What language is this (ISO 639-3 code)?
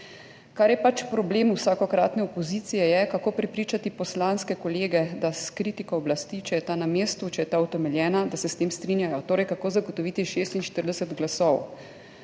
slv